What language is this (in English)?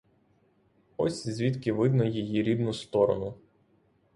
Ukrainian